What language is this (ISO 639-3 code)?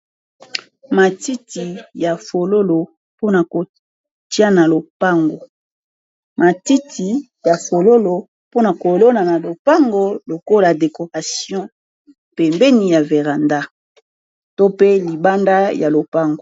lin